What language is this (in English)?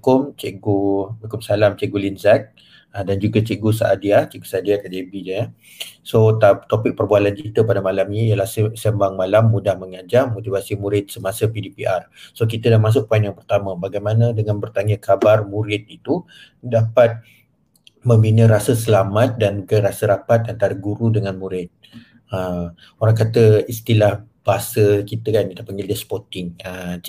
Malay